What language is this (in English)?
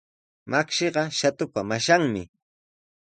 Sihuas Ancash Quechua